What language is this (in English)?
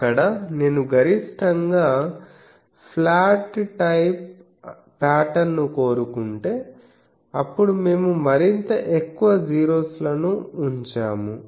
Telugu